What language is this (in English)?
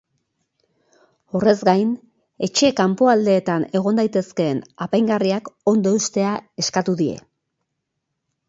Basque